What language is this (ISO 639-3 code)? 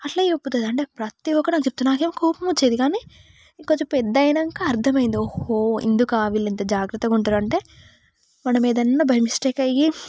tel